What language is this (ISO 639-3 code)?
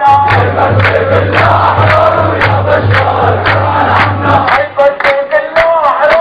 ara